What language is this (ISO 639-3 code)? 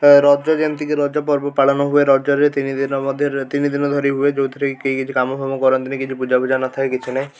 ori